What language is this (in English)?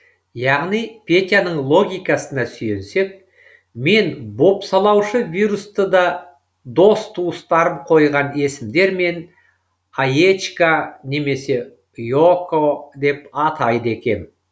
Kazakh